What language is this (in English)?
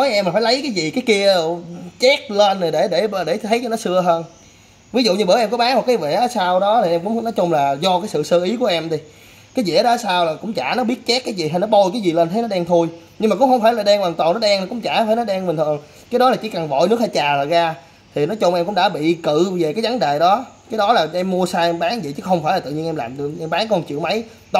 Vietnamese